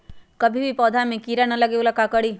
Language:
Magahi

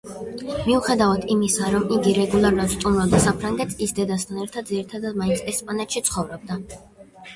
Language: Georgian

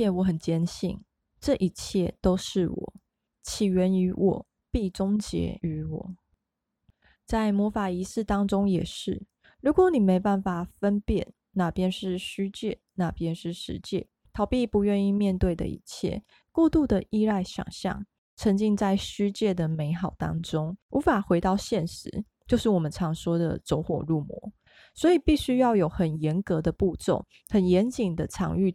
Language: Chinese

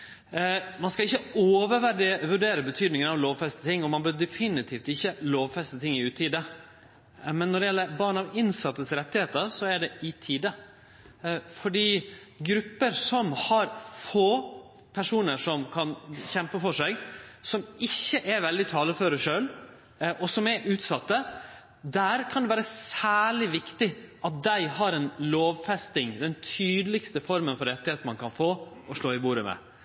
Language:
Norwegian Nynorsk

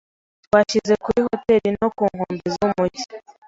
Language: Kinyarwanda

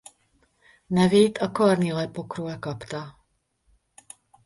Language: Hungarian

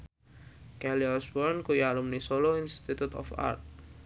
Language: Javanese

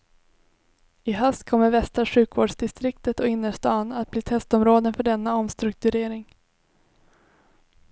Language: Swedish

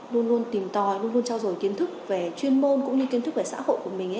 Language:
Vietnamese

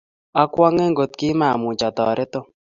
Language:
Kalenjin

